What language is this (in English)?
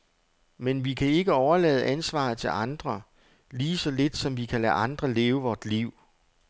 Danish